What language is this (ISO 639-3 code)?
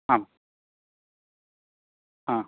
san